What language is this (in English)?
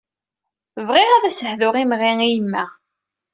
Kabyle